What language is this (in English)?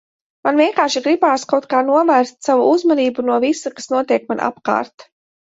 Latvian